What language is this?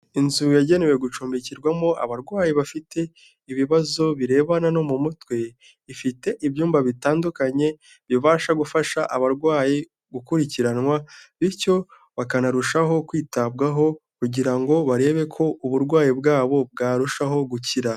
Kinyarwanda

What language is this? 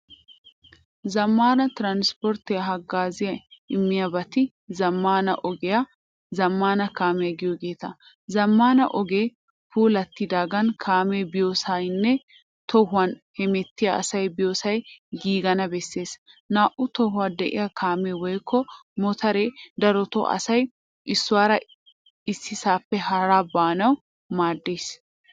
Wolaytta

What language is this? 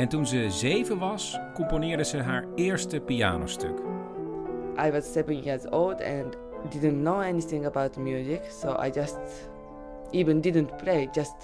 Dutch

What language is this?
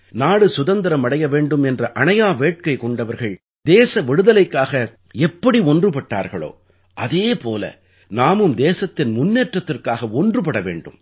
Tamil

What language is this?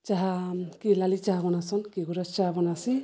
Odia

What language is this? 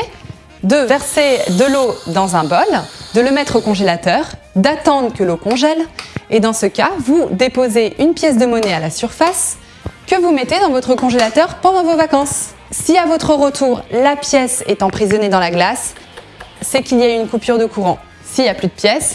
French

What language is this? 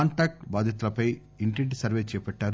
Telugu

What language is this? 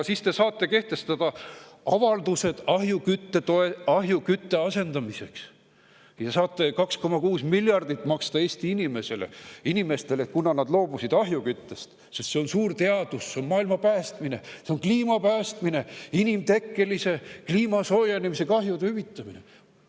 Estonian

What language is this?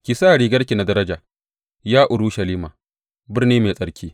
Hausa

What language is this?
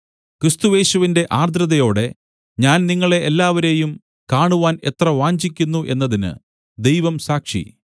Malayalam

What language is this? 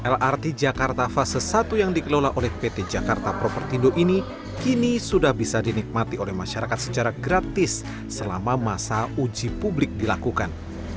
Indonesian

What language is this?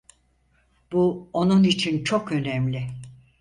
Turkish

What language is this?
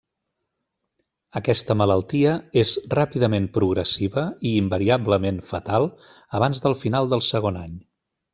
Catalan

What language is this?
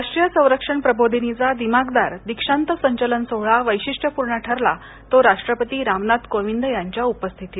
Marathi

